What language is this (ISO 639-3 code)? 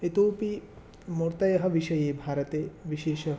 san